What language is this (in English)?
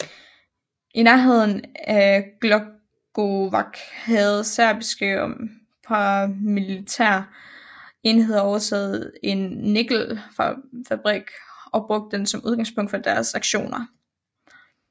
Danish